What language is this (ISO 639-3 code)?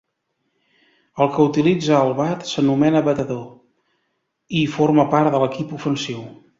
cat